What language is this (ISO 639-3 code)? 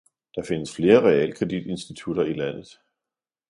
dan